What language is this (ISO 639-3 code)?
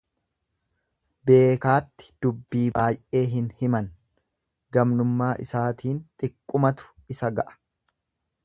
orm